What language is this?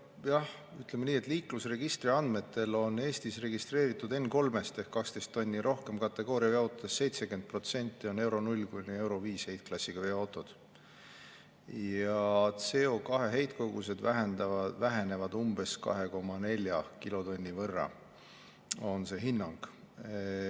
Estonian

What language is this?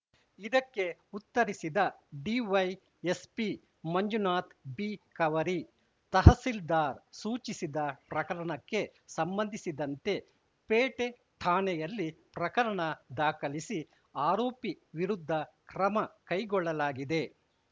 Kannada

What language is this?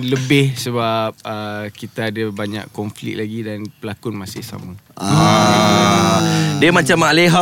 Malay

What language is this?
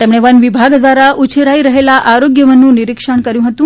Gujarati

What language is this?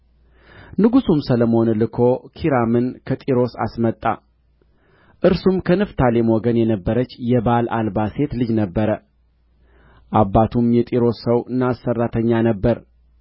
Amharic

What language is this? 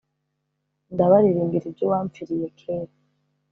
Kinyarwanda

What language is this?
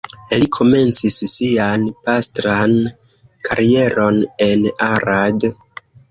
Esperanto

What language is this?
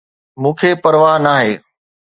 Sindhi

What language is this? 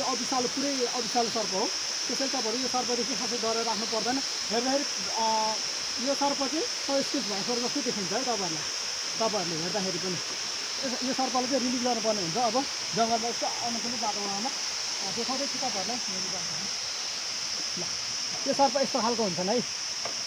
Arabic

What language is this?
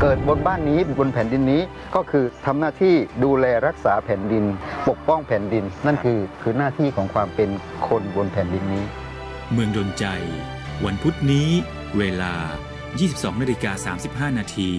Thai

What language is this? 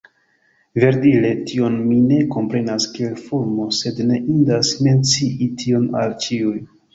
Esperanto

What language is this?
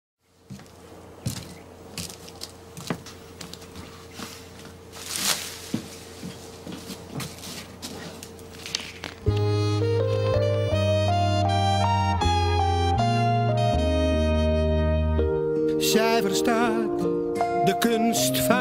Dutch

